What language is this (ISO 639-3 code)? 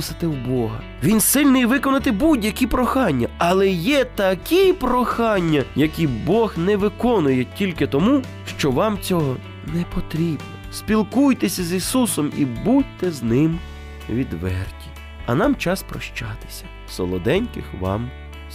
ukr